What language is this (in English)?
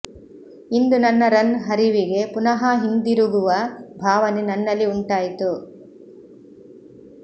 Kannada